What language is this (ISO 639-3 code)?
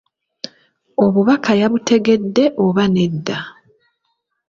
lug